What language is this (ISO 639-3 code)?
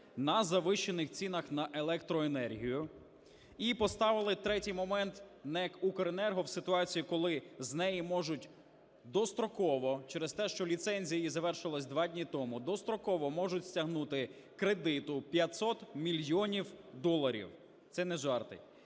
ukr